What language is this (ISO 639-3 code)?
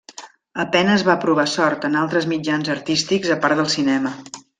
cat